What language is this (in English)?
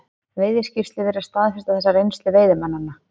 Icelandic